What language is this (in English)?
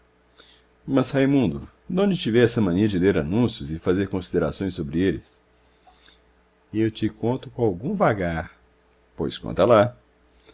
Portuguese